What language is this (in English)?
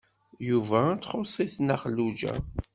Kabyle